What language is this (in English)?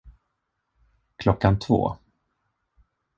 Swedish